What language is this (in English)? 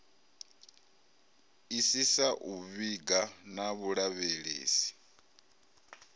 Venda